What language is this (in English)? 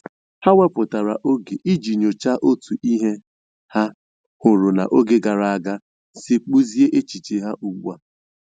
Igbo